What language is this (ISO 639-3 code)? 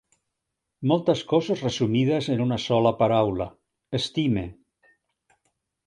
cat